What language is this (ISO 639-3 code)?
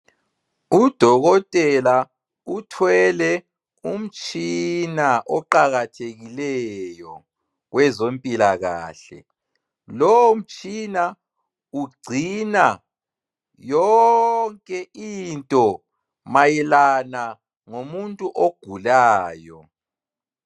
nde